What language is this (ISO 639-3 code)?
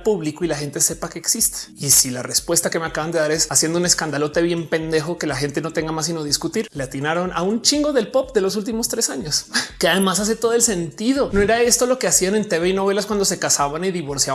spa